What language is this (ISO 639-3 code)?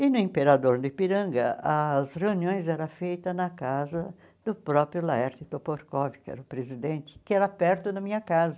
por